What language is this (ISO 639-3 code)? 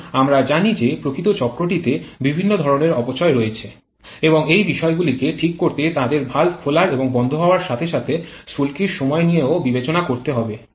ben